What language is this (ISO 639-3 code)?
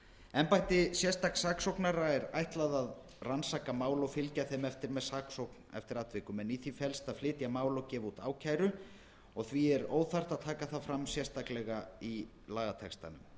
isl